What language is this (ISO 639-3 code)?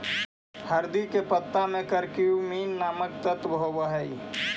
mag